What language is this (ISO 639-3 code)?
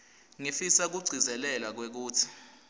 ssw